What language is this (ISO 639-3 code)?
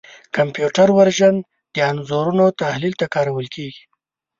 pus